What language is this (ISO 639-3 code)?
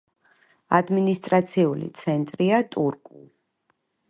kat